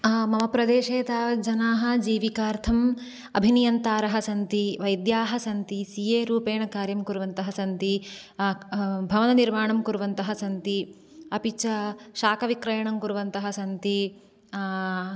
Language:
Sanskrit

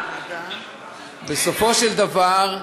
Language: Hebrew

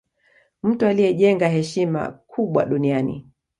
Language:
Swahili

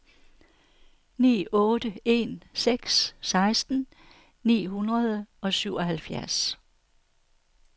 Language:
Danish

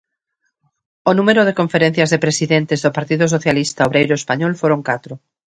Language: Galician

